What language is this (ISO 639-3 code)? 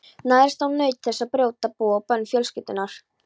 isl